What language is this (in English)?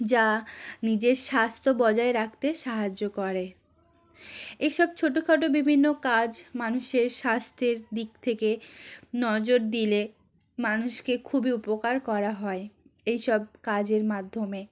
Bangla